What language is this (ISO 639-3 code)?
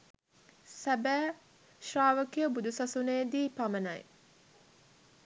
sin